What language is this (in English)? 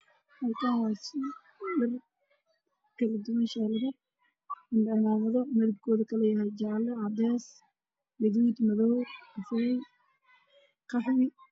Somali